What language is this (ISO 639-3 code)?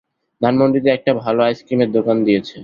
ben